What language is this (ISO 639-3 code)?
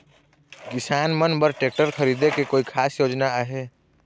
hne